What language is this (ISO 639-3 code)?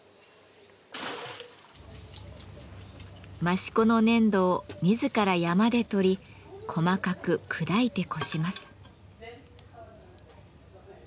jpn